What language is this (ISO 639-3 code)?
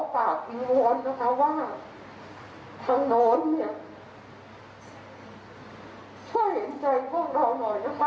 tha